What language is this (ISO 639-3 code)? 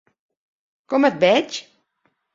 cat